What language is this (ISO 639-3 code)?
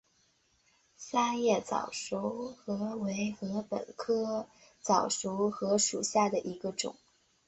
zho